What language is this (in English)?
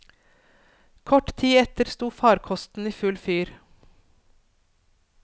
Norwegian